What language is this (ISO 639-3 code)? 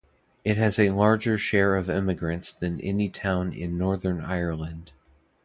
eng